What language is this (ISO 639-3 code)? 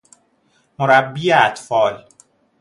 fas